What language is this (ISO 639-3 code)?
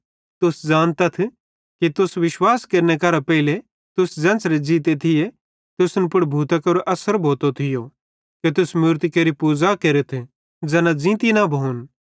bhd